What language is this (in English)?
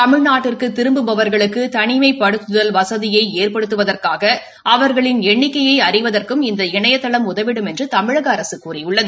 Tamil